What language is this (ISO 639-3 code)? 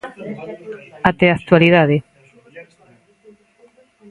glg